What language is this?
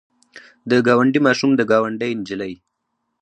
Pashto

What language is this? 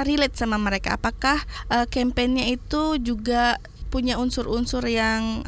Indonesian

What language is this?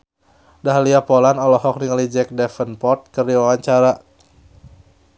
Sundanese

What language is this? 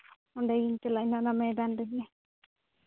Santali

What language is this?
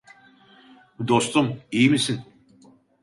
Turkish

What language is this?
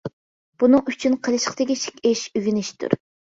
Uyghur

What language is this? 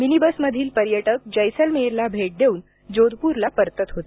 Marathi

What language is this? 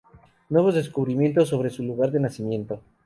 Spanish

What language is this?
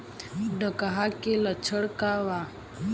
Bhojpuri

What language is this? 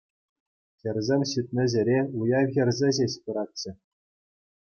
Chuvash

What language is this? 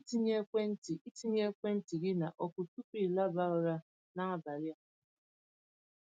Igbo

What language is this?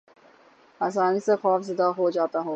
Urdu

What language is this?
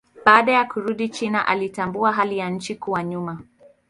Swahili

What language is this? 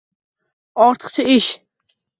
Uzbek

